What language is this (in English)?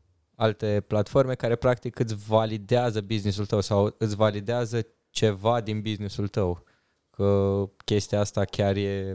Romanian